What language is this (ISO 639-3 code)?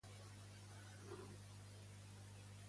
cat